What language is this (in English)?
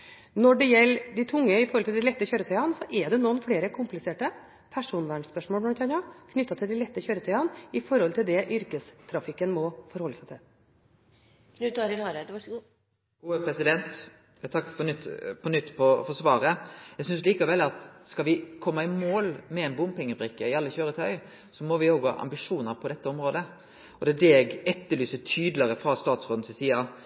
Norwegian